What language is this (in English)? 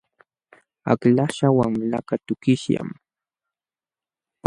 Jauja Wanca Quechua